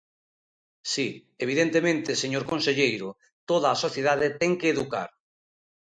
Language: Galician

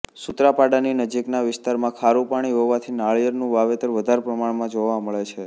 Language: Gujarati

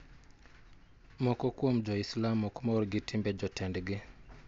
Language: Luo (Kenya and Tanzania)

